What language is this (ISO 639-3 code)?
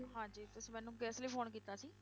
pan